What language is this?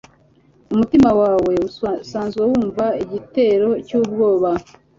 Kinyarwanda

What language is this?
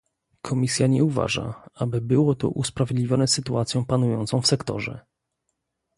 Polish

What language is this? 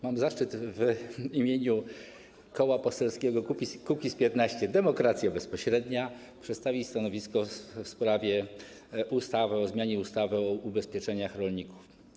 Polish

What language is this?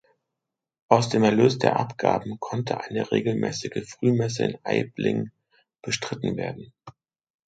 German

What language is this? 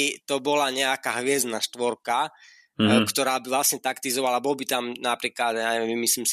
Slovak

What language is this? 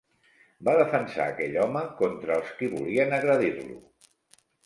Catalan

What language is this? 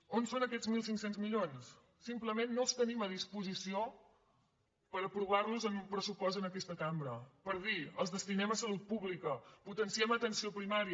Catalan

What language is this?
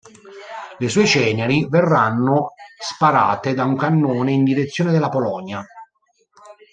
Italian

